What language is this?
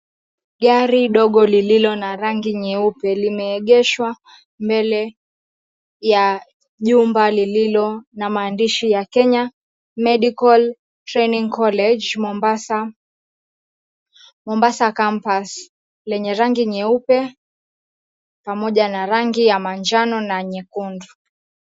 Swahili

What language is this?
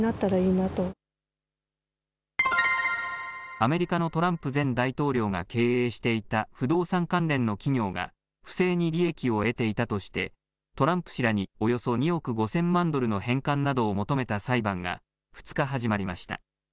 Japanese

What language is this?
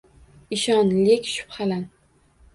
Uzbek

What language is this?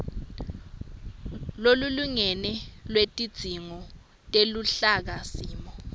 Swati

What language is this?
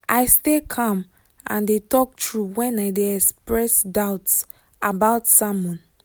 Nigerian Pidgin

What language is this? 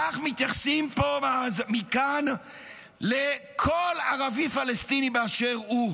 Hebrew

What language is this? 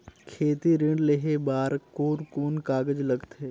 Chhattisgarhi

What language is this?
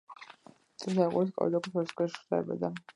Georgian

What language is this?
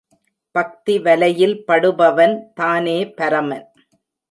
Tamil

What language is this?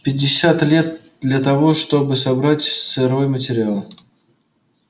Russian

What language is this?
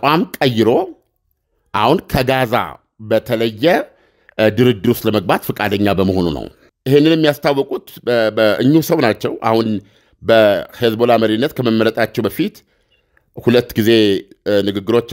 Arabic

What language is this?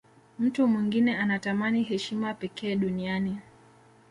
Swahili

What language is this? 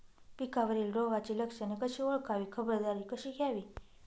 Marathi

